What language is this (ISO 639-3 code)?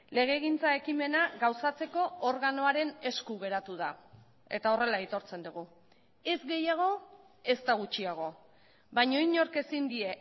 eus